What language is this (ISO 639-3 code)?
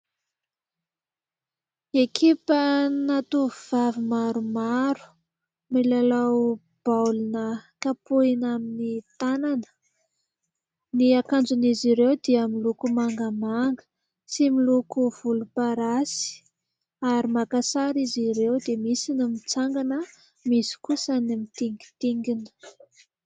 mlg